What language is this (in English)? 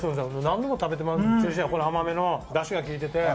Japanese